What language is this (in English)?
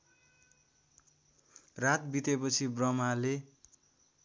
Nepali